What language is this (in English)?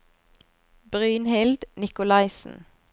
Norwegian